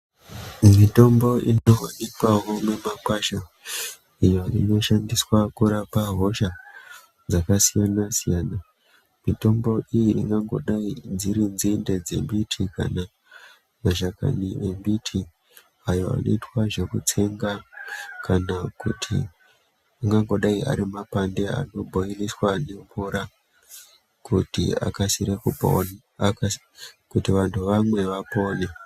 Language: Ndau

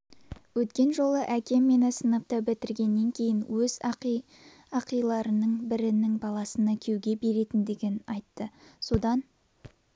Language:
Kazakh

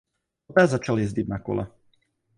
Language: Czech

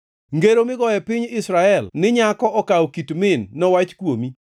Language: Luo (Kenya and Tanzania)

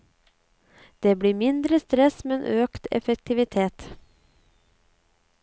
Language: Norwegian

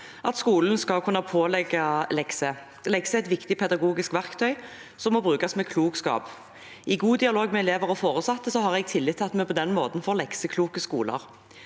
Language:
Norwegian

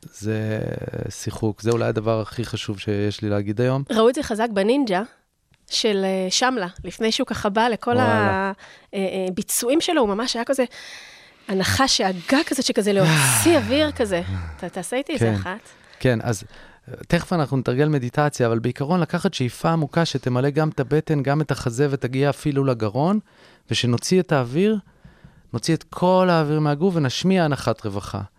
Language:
Hebrew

